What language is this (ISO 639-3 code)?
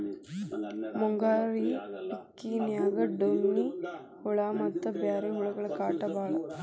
kan